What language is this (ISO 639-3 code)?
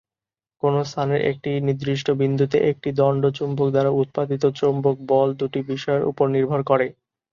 ben